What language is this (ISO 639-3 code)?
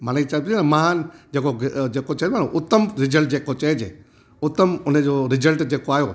snd